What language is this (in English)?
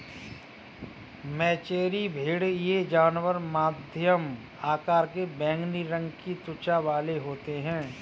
Hindi